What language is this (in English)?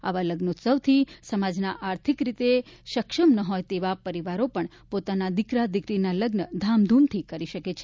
Gujarati